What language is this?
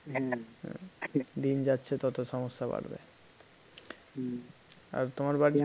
Bangla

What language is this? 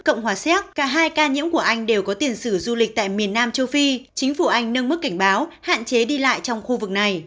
Vietnamese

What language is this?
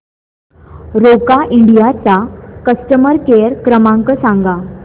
Marathi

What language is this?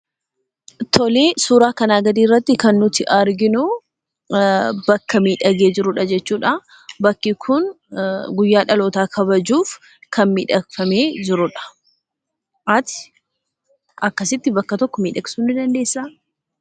Oromo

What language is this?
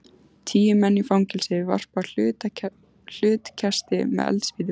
Icelandic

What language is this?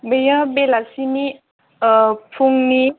Bodo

